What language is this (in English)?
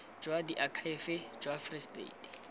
Tswana